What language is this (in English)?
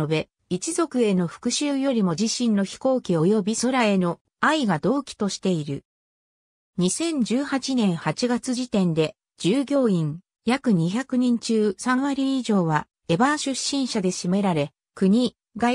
Japanese